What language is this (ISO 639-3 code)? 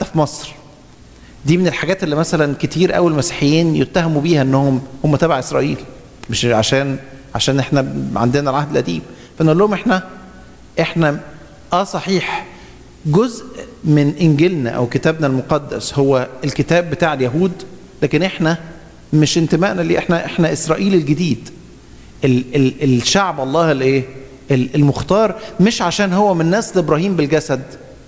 ara